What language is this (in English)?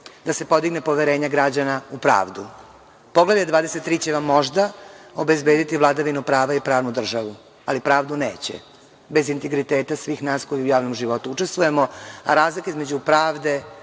Serbian